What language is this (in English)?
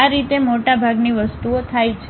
Gujarati